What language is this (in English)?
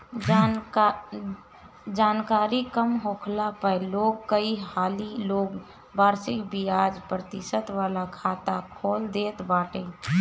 Bhojpuri